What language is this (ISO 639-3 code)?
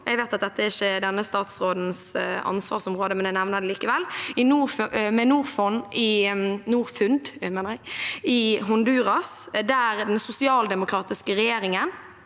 nor